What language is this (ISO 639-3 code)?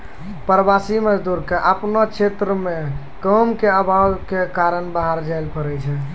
mai